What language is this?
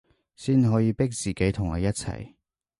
Cantonese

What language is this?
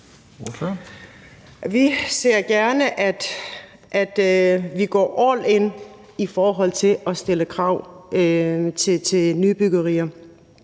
Danish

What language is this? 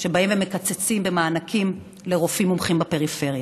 Hebrew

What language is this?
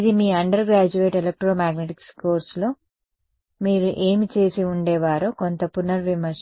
Telugu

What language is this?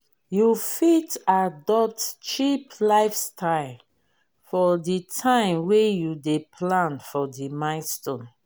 Nigerian Pidgin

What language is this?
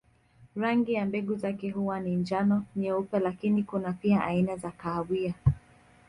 Swahili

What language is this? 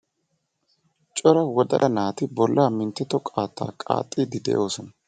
Wolaytta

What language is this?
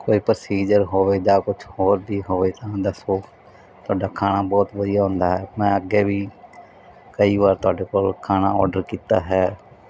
Punjabi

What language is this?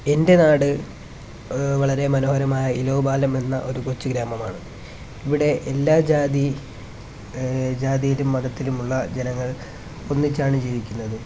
Malayalam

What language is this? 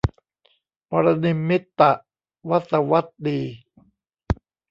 Thai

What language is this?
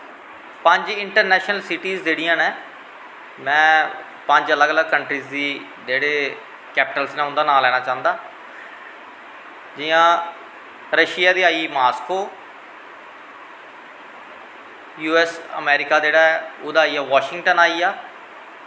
Dogri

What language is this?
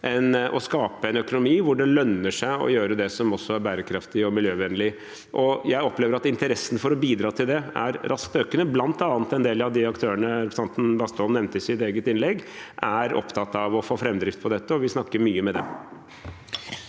Norwegian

